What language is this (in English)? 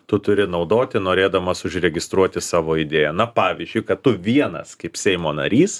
Lithuanian